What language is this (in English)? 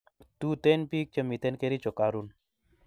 Kalenjin